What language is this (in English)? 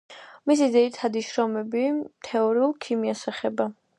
Georgian